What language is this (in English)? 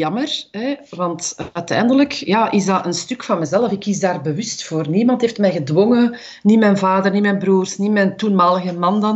Dutch